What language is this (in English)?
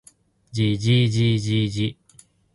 Japanese